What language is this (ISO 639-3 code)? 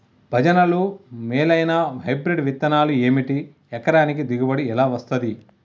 tel